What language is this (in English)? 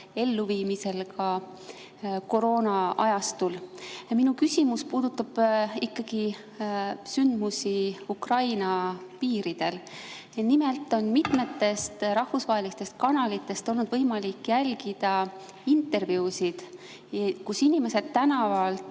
Estonian